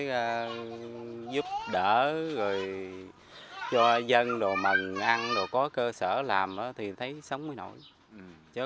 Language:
Vietnamese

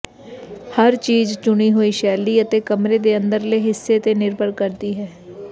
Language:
Punjabi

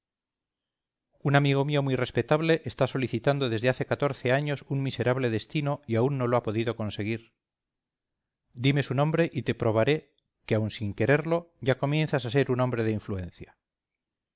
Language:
Spanish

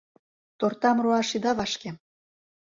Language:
Mari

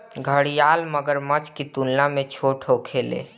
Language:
Bhojpuri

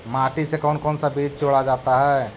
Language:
Magahi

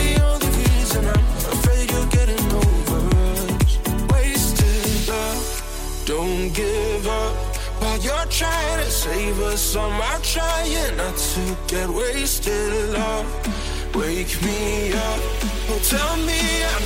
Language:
French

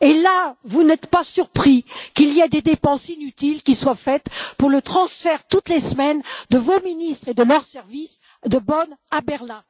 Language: French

